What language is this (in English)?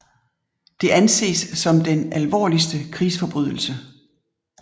Danish